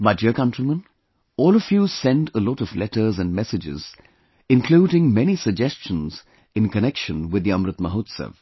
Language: English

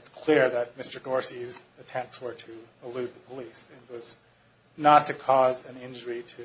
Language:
English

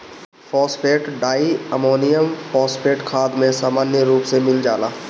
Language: Bhojpuri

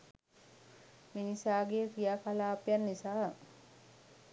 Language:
Sinhala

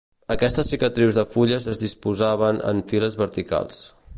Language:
Catalan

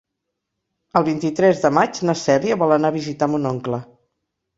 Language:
Catalan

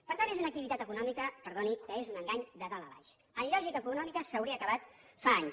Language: Catalan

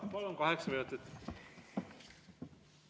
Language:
Estonian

